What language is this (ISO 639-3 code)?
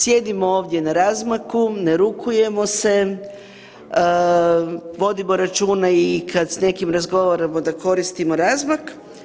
hrv